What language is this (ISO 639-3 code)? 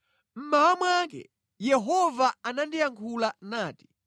nya